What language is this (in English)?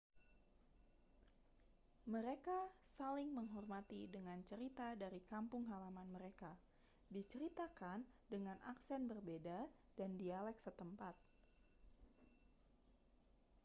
Indonesian